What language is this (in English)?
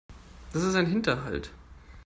German